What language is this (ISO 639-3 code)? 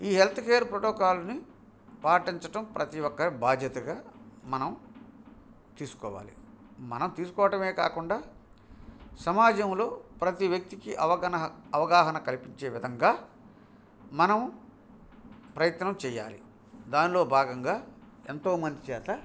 tel